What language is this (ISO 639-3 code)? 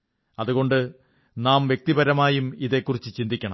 mal